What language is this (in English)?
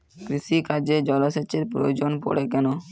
Bangla